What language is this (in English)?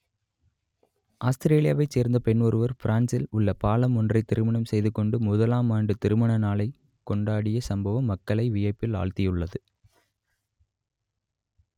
Tamil